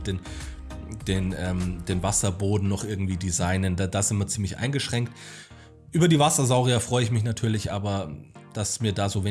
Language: German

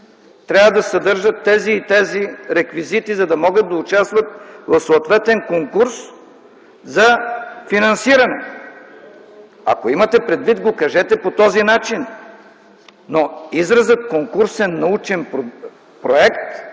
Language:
Bulgarian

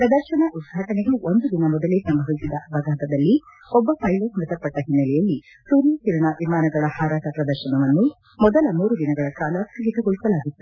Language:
Kannada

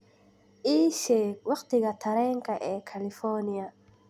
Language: Somali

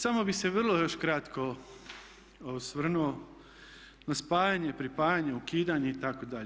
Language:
Croatian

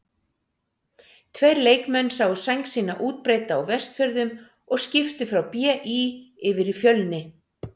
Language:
Icelandic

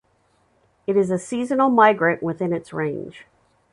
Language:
English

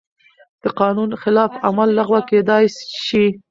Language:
Pashto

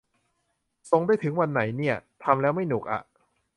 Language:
Thai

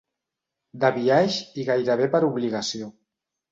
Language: Catalan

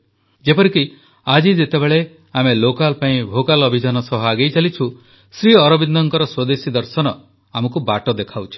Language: Odia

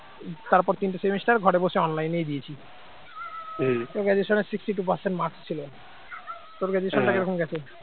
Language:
Bangla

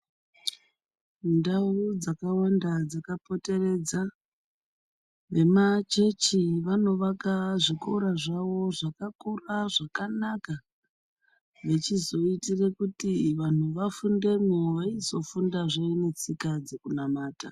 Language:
Ndau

